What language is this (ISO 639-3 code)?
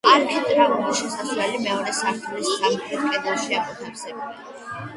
kat